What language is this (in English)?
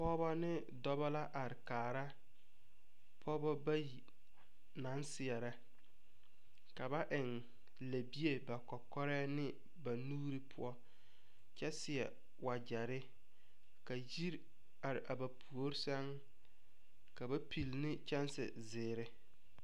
Southern Dagaare